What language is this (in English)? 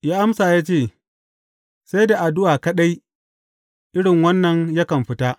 Hausa